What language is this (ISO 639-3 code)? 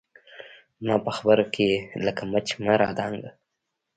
pus